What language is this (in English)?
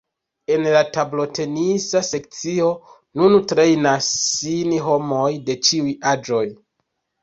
Esperanto